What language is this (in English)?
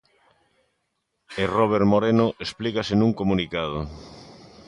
Galician